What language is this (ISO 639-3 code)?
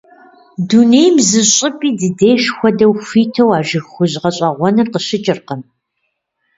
kbd